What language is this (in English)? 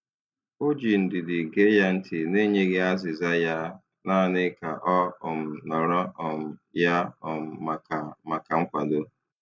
Igbo